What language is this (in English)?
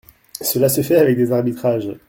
French